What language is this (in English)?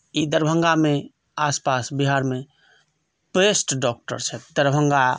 Maithili